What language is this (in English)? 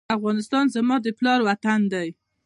Pashto